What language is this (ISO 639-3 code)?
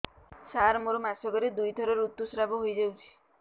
ori